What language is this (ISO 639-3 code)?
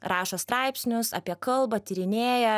lit